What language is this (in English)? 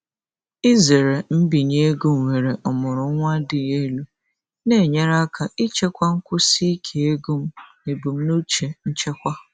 Igbo